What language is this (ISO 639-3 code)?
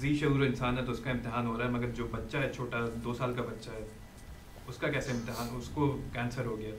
urd